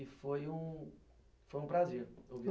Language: Portuguese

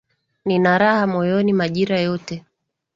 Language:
Swahili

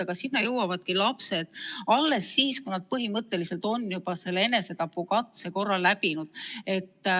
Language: Estonian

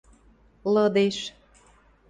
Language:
Western Mari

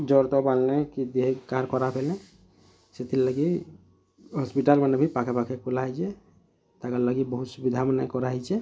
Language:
Odia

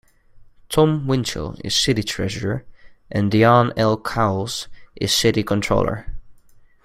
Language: English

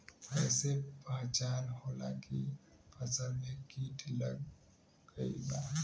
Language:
Bhojpuri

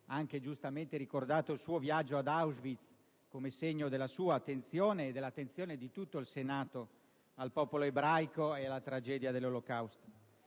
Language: Italian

